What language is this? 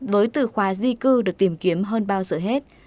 Vietnamese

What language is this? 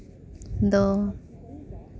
Santali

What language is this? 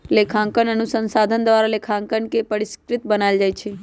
Magahi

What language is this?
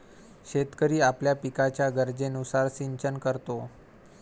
Marathi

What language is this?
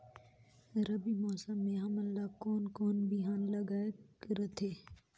Chhattisgarhi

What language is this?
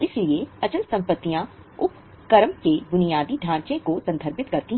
Hindi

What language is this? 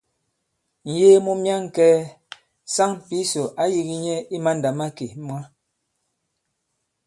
Bankon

